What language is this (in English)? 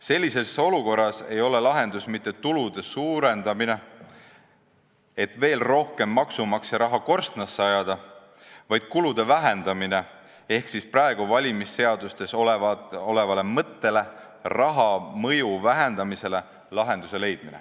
Estonian